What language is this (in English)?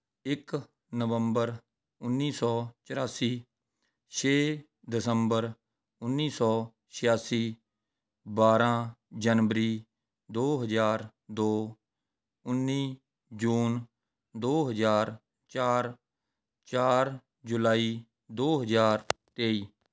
Punjabi